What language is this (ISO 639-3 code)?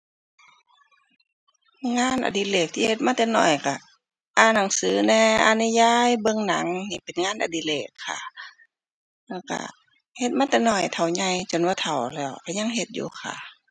tha